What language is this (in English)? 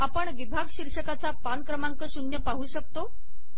Marathi